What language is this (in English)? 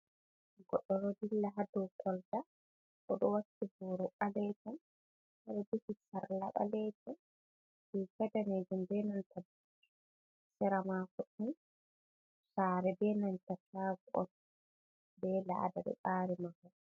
Fula